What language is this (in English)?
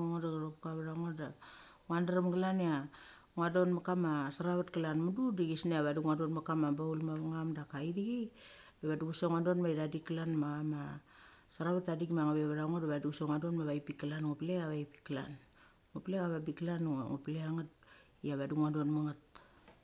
Mali